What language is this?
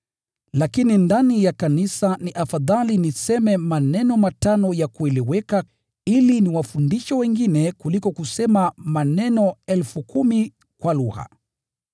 Swahili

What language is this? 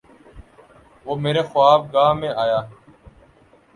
Urdu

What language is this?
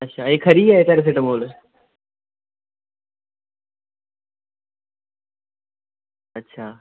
Dogri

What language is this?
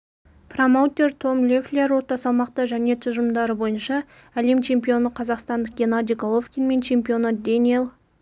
Kazakh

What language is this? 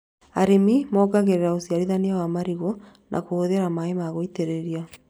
Kikuyu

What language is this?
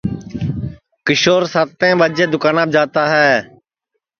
Sansi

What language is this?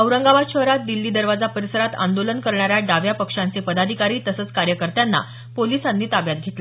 Marathi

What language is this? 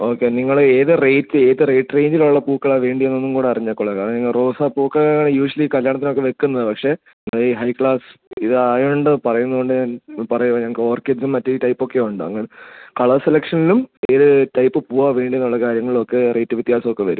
Malayalam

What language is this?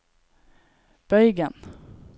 Norwegian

